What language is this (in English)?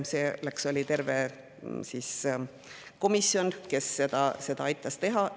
Estonian